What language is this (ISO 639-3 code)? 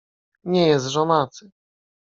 pol